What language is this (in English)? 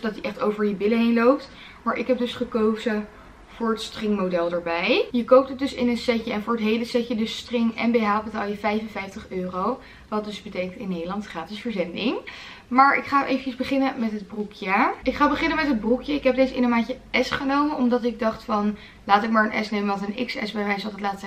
Dutch